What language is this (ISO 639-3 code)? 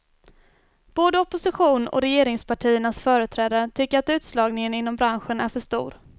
swe